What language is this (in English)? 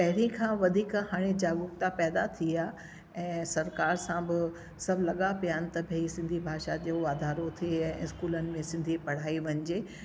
Sindhi